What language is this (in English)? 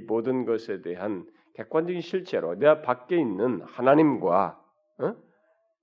Korean